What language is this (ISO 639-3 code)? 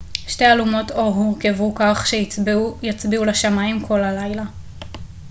heb